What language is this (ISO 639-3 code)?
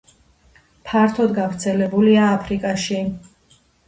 kat